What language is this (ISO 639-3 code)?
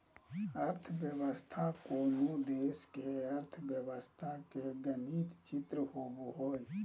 mag